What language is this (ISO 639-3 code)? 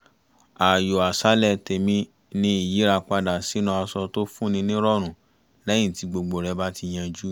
yor